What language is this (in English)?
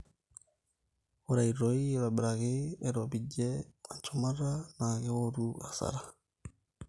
Masai